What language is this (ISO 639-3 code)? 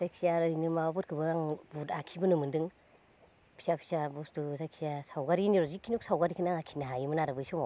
brx